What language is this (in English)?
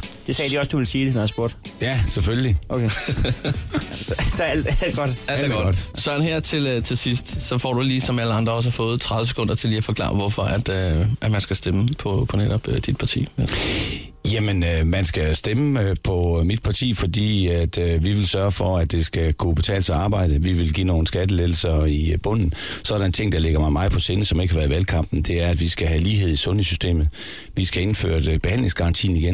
Danish